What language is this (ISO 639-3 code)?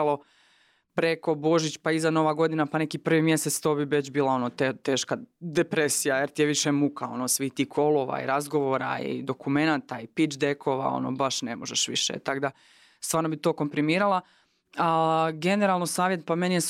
hrv